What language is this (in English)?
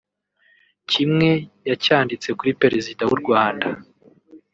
Kinyarwanda